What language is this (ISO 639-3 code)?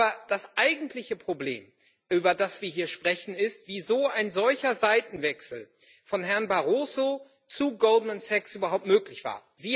deu